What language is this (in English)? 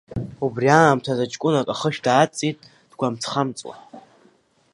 Abkhazian